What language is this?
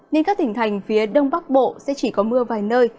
Vietnamese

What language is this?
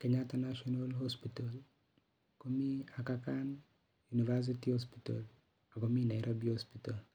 Kalenjin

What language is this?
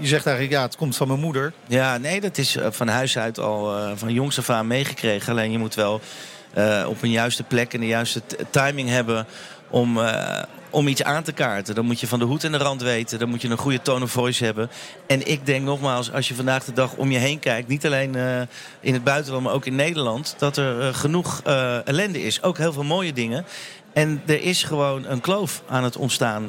Dutch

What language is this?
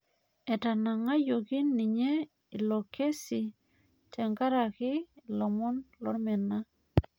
Masai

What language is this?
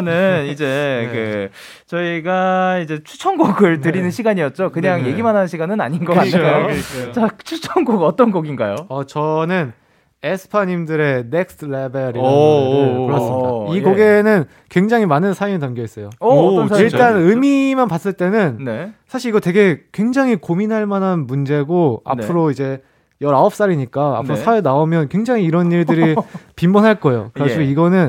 Korean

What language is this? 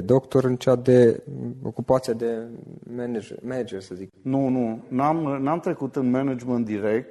Romanian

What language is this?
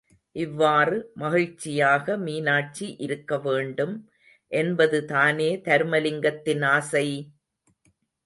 Tamil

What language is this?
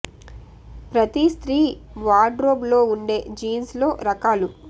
Telugu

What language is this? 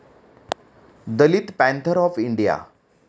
Marathi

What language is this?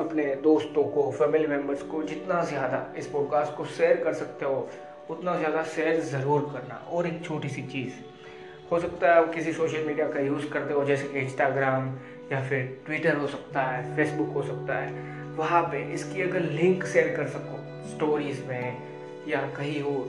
Hindi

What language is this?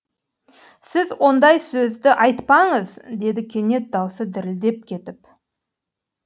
Kazakh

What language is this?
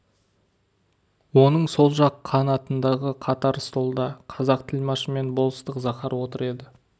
Kazakh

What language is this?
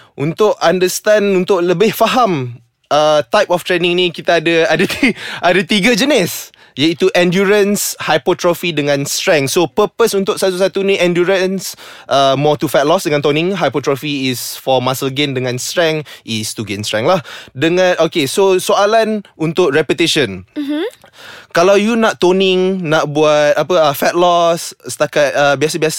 Malay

